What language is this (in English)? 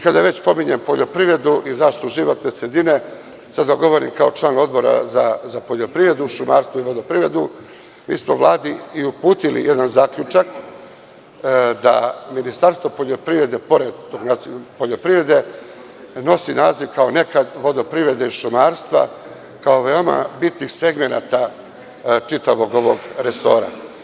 Serbian